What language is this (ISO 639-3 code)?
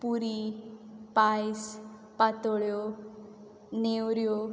kok